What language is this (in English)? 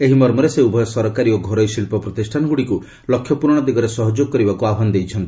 Odia